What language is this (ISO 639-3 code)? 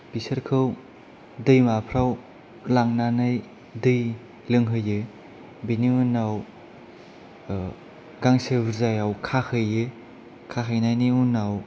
brx